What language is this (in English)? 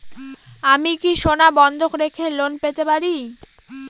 Bangla